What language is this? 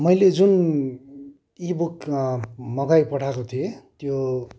Nepali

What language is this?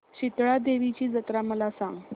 Marathi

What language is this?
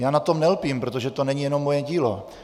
Czech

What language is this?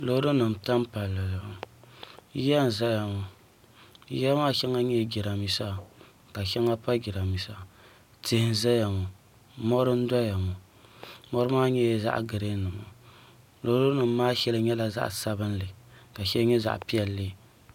Dagbani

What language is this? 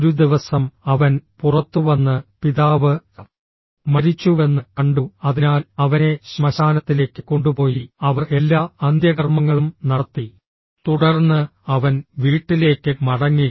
Malayalam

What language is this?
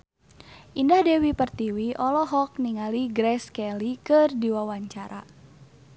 Sundanese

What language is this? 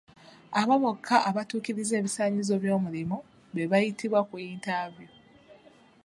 Ganda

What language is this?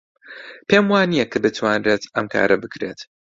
Central Kurdish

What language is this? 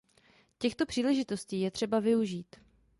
Czech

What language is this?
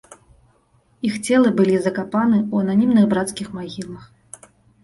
Belarusian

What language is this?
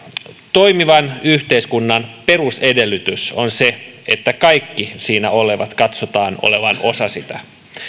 Finnish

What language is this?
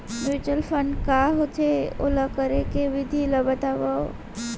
Chhattisgarhi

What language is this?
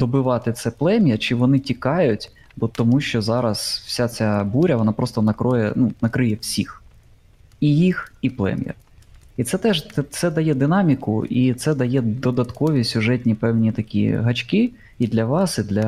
Ukrainian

